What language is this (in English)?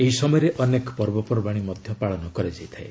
Odia